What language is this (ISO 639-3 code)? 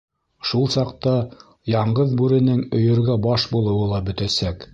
bak